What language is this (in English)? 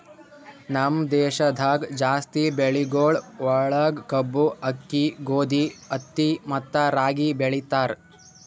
Kannada